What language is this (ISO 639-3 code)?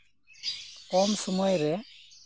sat